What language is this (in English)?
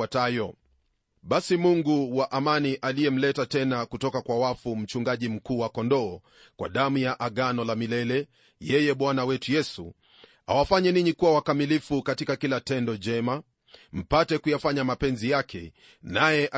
Swahili